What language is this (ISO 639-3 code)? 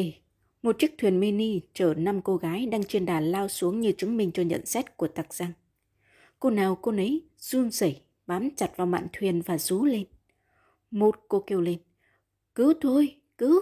vie